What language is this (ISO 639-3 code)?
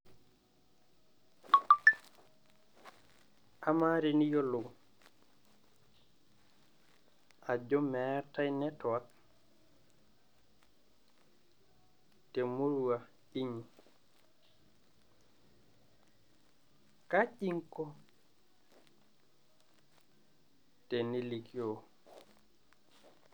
mas